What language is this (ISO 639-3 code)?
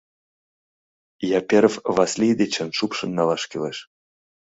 chm